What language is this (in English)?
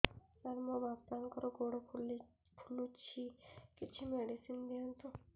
Odia